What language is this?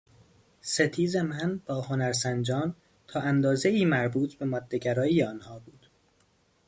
Persian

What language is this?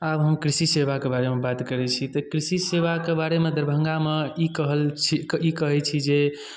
Maithili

